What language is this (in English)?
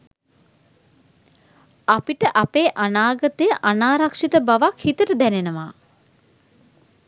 Sinhala